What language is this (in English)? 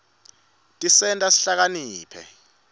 Swati